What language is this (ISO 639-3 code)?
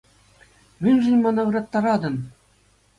chv